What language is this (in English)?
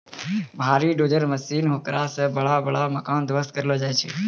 Maithili